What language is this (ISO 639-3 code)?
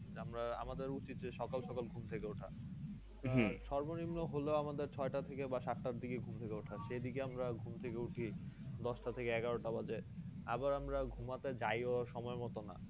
ben